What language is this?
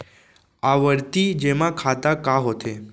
Chhattisgarhi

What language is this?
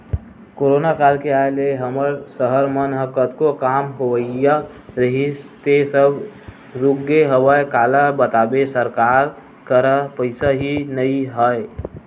Chhattisgarhi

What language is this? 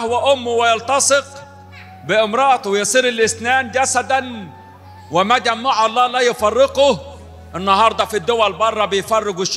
Arabic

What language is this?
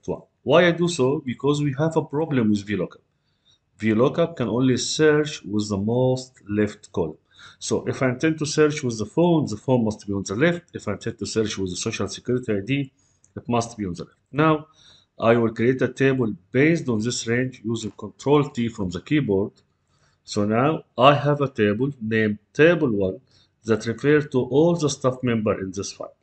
English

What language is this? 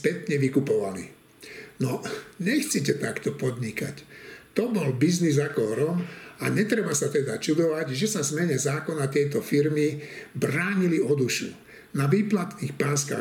Slovak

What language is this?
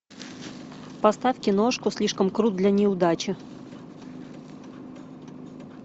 Russian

